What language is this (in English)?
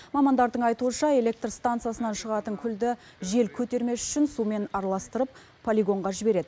Kazakh